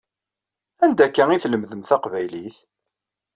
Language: Kabyle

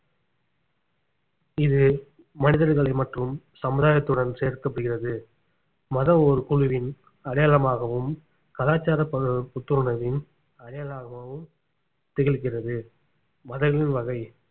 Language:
Tamil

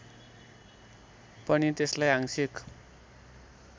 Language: Nepali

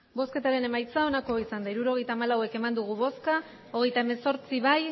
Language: Basque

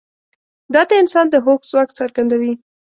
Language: Pashto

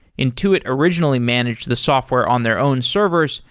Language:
English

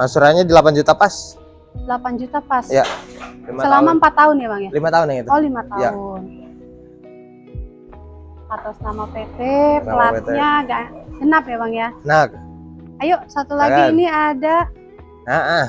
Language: Indonesian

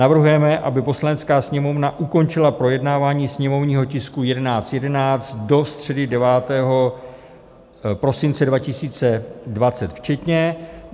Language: Czech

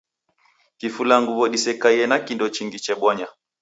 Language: Taita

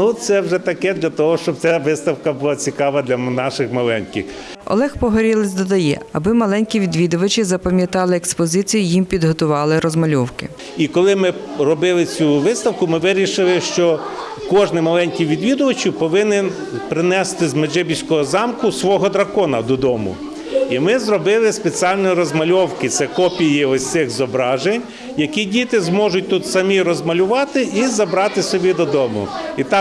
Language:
Ukrainian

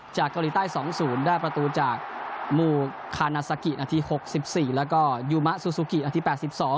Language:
Thai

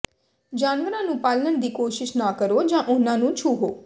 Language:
Punjabi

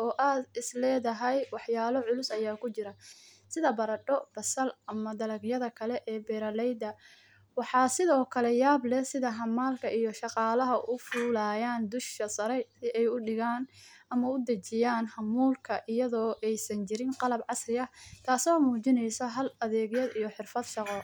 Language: Somali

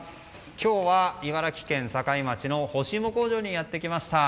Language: Japanese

